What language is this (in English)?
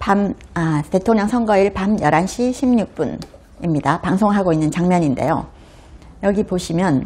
Korean